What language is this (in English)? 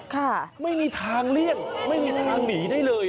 Thai